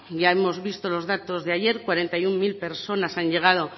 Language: Spanish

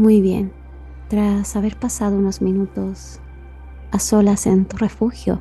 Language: Spanish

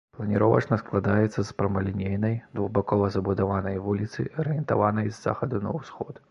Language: Belarusian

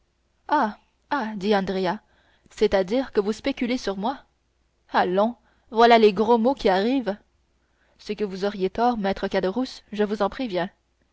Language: French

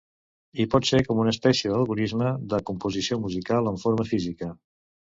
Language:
Catalan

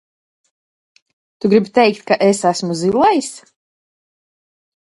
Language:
Latvian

